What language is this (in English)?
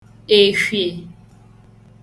Igbo